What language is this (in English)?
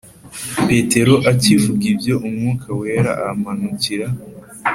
Kinyarwanda